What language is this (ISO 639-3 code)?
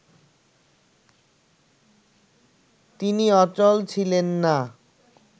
ben